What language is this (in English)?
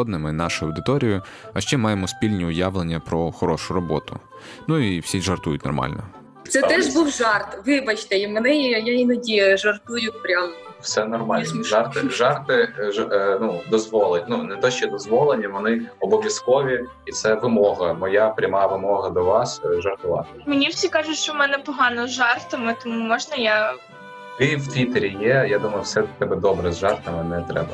Ukrainian